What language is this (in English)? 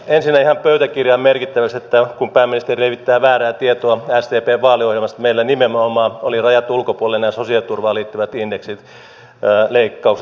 Finnish